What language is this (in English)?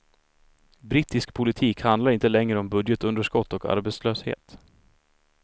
Swedish